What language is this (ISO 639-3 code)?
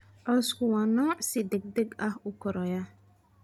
som